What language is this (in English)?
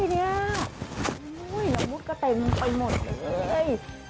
Thai